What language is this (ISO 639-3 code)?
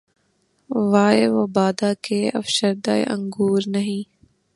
urd